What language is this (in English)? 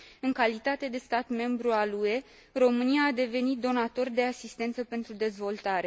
Romanian